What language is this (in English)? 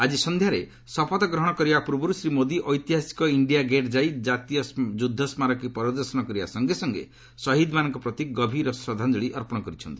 Odia